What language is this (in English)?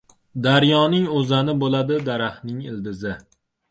Uzbek